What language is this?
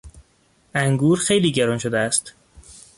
Persian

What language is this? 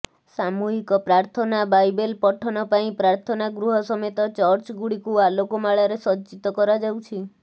Odia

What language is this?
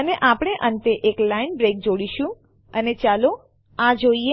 Gujarati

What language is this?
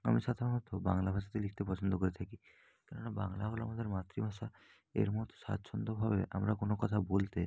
Bangla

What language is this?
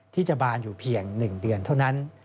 Thai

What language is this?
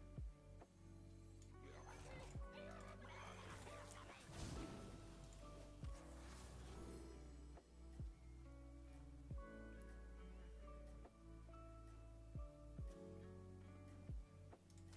French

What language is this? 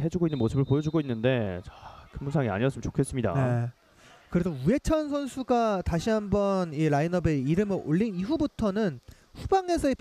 Korean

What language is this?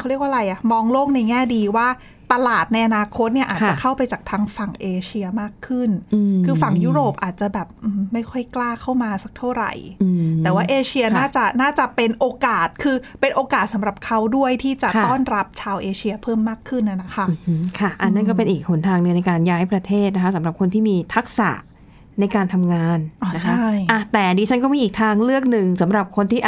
Thai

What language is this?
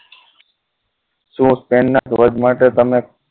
Gujarati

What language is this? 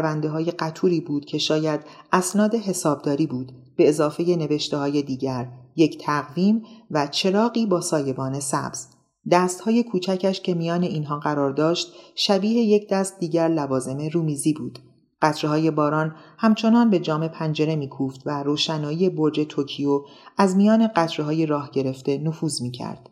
Persian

